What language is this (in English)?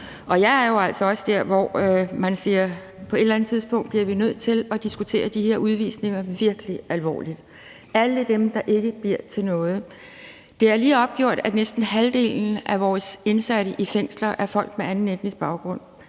Danish